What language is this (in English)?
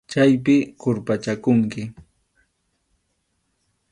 Arequipa-La Unión Quechua